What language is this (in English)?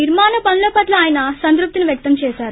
Telugu